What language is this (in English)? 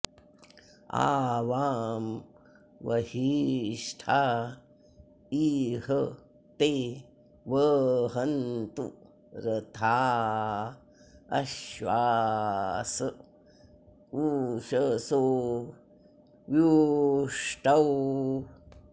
Sanskrit